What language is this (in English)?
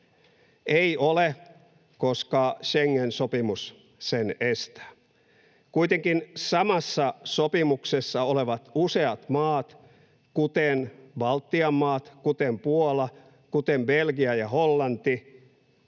Finnish